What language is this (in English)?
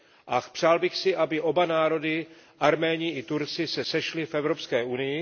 Czech